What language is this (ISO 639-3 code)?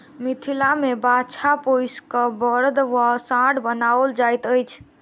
mai